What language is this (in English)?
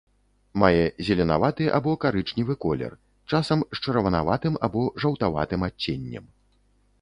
Belarusian